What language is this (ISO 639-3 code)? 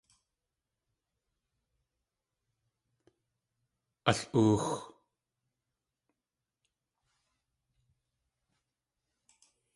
tli